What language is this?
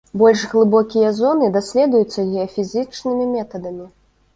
Belarusian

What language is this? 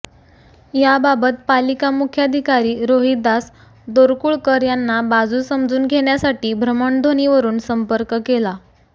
Marathi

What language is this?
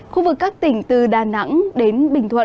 Vietnamese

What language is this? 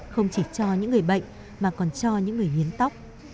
Vietnamese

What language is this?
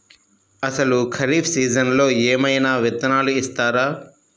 Telugu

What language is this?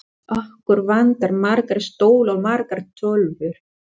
Icelandic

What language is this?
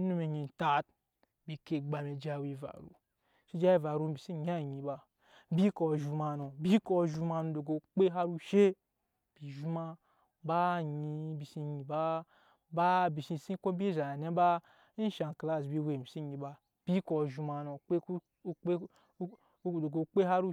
Nyankpa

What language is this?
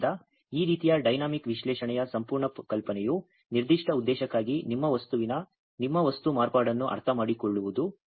Kannada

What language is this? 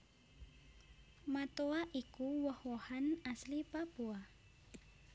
Javanese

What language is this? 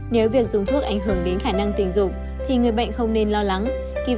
Vietnamese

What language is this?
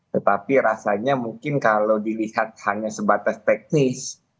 Indonesian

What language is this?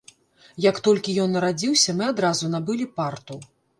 Belarusian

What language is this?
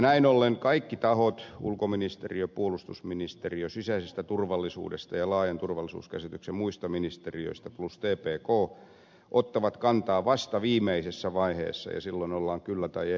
Finnish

